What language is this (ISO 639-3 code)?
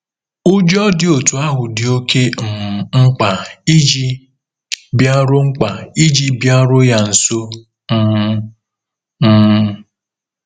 ibo